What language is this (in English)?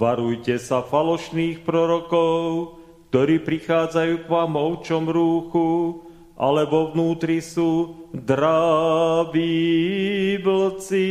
Slovak